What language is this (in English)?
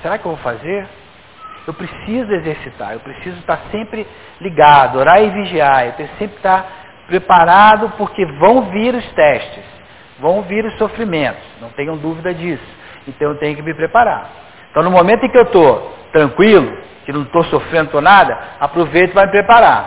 Portuguese